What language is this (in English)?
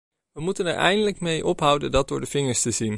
Dutch